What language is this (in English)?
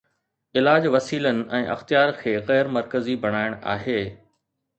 Sindhi